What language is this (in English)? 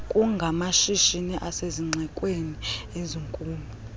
Xhosa